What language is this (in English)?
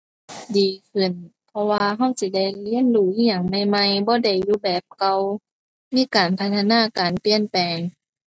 Thai